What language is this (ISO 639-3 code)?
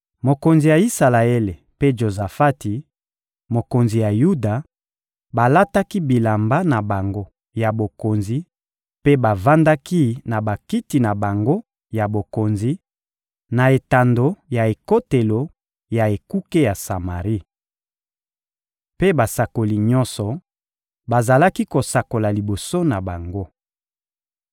lin